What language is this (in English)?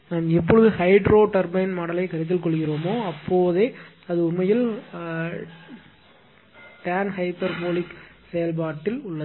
Tamil